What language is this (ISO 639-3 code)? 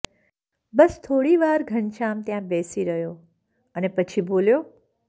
guj